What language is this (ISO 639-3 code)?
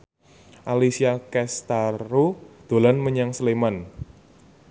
jav